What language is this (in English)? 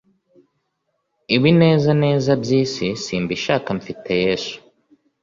Kinyarwanda